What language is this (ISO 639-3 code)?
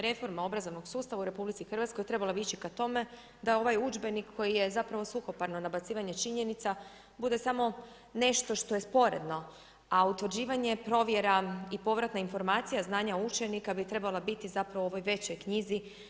hrv